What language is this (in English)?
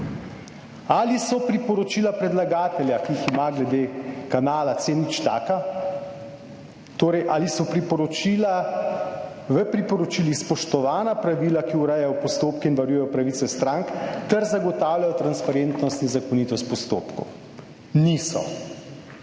Slovenian